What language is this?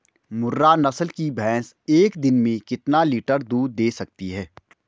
Hindi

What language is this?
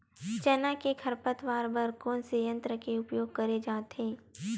Chhattisgarhi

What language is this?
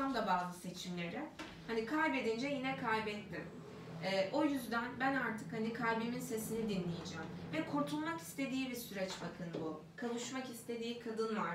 Turkish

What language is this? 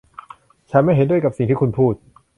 Thai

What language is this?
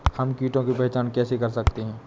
Hindi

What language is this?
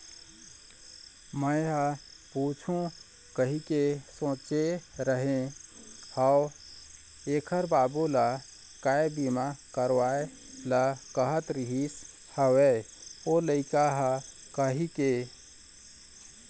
Chhattisgarhi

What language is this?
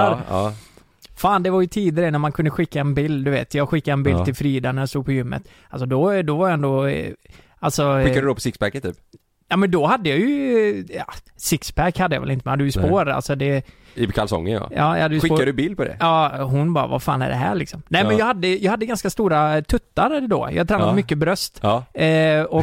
Swedish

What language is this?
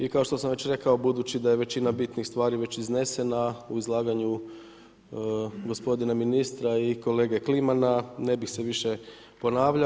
Croatian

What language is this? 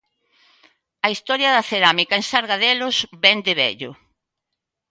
Galician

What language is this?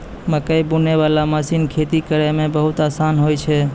Maithili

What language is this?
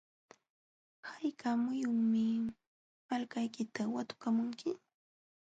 Jauja Wanca Quechua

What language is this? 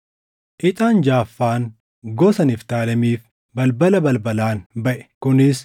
Oromo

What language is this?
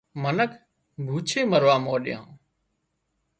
Wadiyara Koli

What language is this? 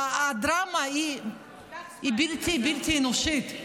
Hebrew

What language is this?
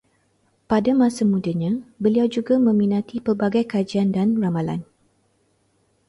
Malay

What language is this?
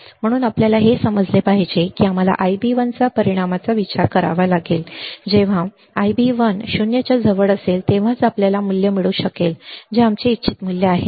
Marathi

